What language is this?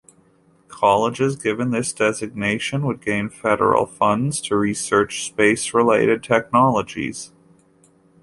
English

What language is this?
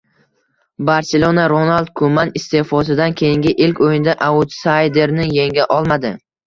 Uzbek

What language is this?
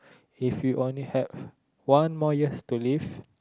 English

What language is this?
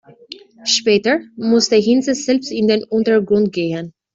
German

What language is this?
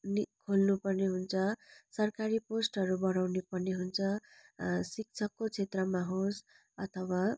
Nepali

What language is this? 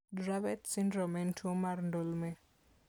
Luo (Kenya and Tanzania)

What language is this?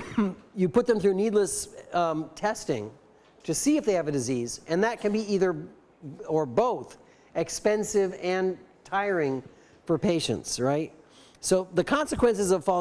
English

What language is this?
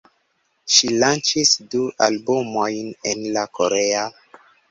Esperanto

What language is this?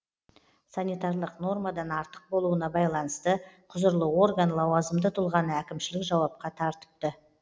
Kazakh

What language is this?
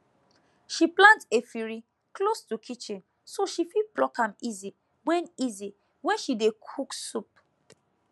Nigerian Pidgin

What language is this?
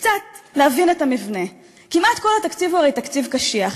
Hebrew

